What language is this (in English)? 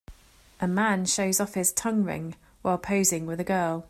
English